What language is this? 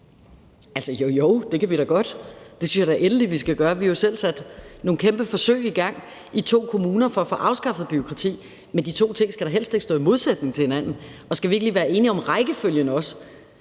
Danish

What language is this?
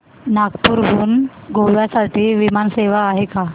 Marathi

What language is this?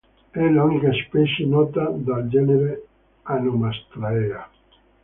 Italian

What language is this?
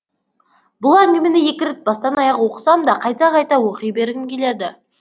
Kazakh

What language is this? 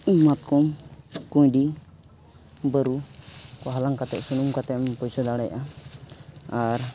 Santali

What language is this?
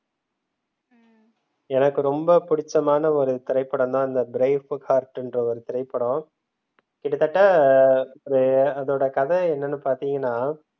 Tamil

